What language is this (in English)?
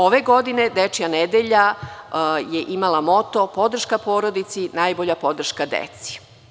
Serbian